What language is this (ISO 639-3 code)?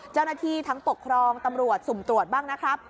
tha